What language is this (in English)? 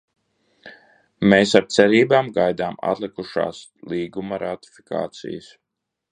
Latvian